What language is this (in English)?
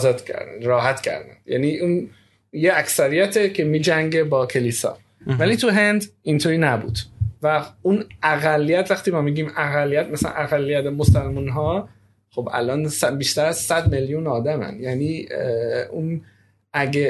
Persian